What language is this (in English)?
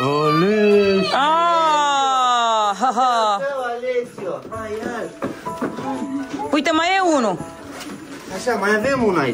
Romanian